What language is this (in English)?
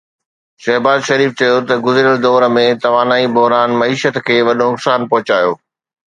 Sindhi